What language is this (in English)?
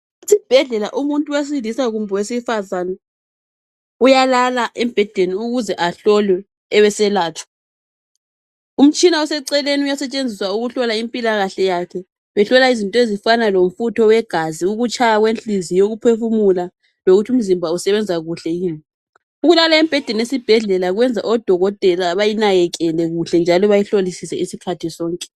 North Ndebele